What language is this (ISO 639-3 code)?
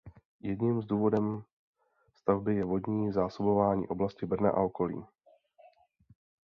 ces